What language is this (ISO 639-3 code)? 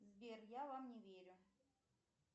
rus